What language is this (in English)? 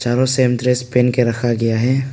Hindi